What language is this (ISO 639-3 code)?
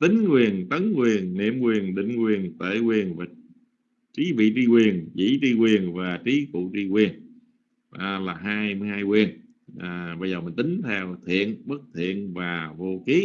vie